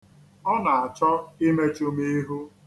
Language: Igbo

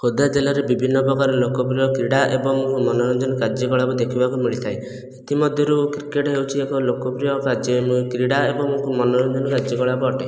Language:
Odia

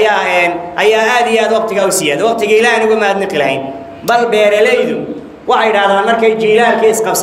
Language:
Arabic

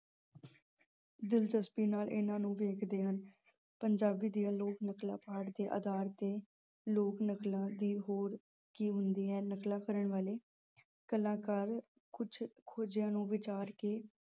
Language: Punjabi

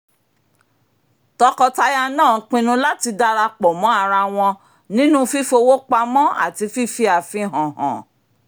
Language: Yoruba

